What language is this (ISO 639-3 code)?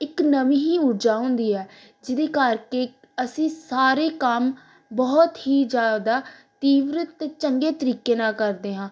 pan